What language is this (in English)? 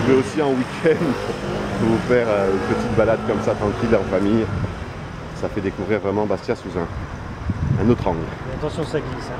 French